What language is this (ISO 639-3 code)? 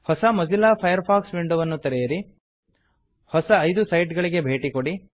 kan